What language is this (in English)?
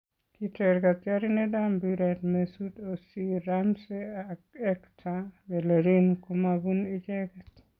Kalenjin